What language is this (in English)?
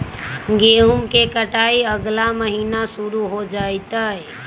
Magahi